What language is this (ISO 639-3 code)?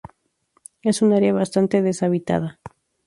spa